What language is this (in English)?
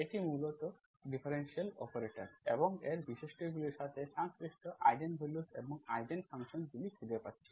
Bangla